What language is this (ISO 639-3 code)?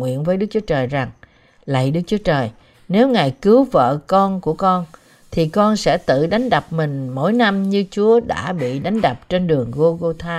vie